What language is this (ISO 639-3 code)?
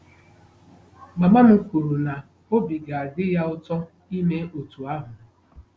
ibo